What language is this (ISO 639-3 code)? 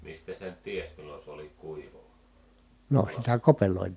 fin